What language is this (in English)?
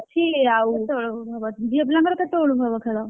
Odia